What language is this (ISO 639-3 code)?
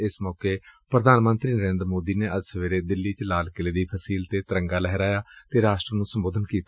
pan